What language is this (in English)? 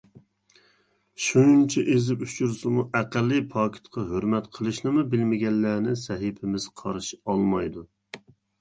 Uyghur